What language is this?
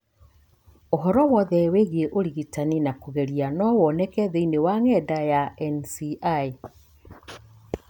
Kikuyu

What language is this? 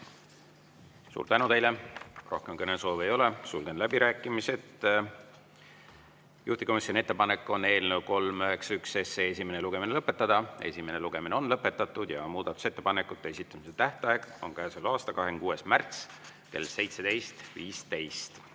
Estonian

